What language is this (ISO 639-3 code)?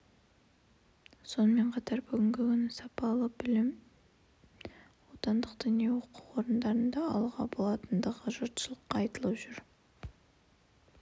kaz